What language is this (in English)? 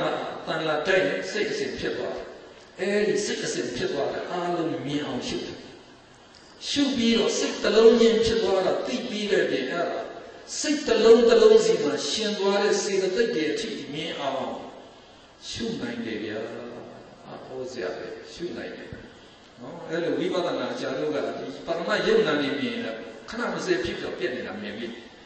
Romanian